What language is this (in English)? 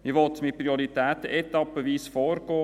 Swiss German